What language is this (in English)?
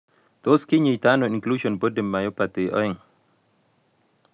Kalenjin